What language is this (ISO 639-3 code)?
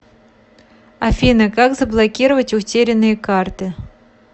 rus